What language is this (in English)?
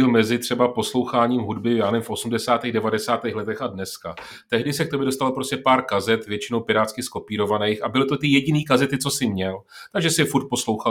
Czech